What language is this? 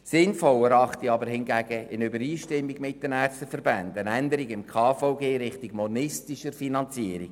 Swiss German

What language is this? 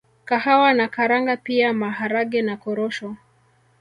Swahili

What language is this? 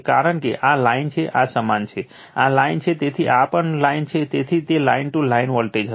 Gujarati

